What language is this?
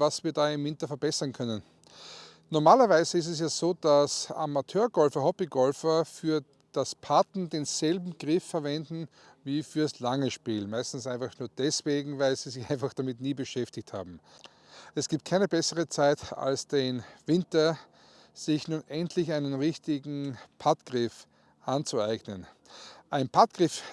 German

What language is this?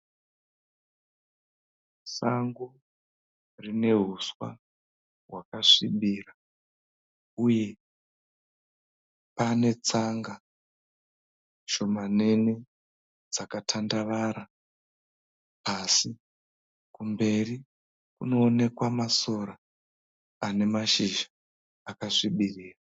Shona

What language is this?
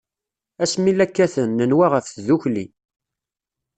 Kabyle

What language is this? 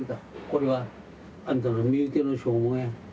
Japanese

